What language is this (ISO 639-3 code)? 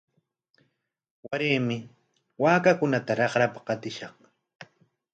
qwa